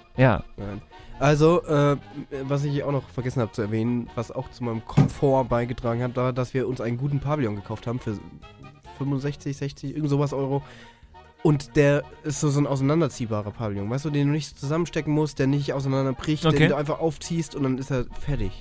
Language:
German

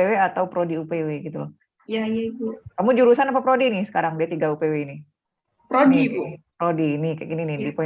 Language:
Indonesian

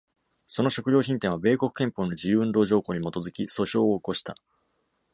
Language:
Japanese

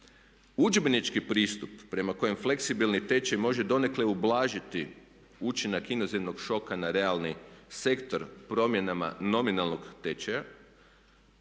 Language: Croatian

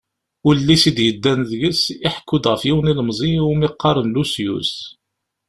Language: Kabyle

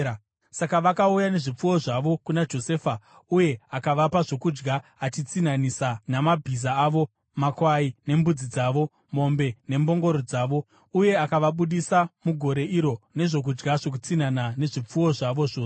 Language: Shona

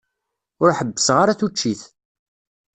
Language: Kabyle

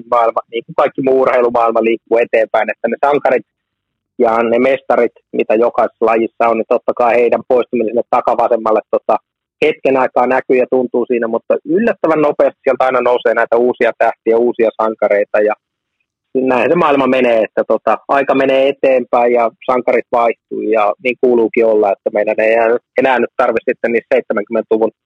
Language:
Finnish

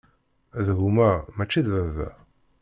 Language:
Kabyle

